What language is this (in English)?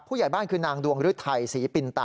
Thai